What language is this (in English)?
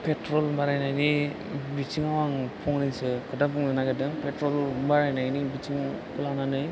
Bodo